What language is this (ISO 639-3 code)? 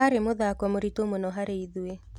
kik